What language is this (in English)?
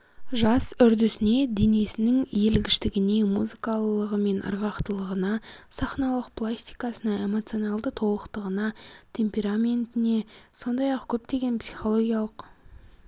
Kazakh